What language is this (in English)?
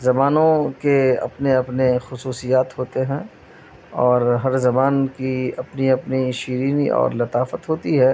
Urdu